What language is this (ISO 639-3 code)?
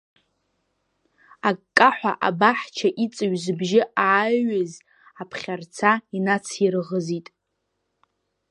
abk